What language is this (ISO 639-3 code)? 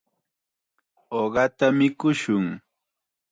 qxa